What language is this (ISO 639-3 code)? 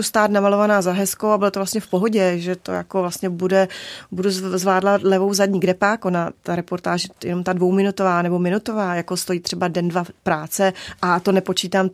ces